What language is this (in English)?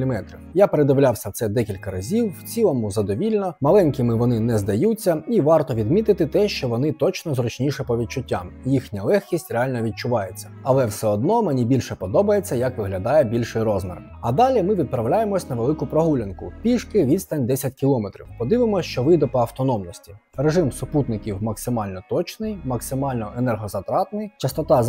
Ukrainian